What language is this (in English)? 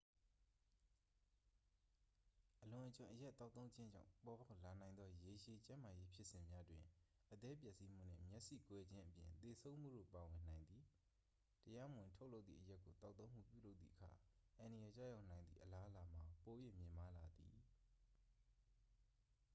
Burmese